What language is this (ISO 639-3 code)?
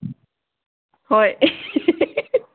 mni